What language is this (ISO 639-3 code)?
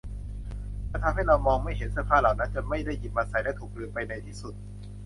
tha